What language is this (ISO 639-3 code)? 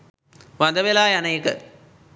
sin